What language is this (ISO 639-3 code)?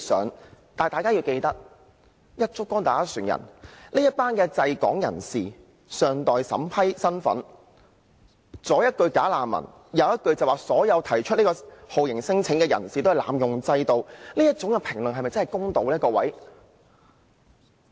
yue